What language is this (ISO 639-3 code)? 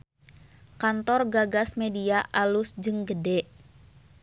sun